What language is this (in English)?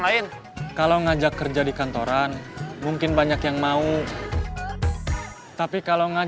Indonesian